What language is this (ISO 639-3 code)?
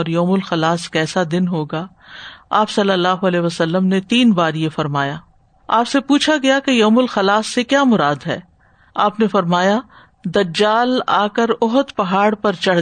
urd